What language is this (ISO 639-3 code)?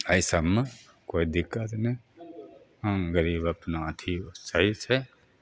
mai